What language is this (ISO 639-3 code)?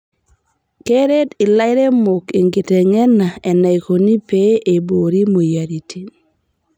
mas